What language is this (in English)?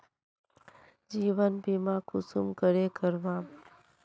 Magahi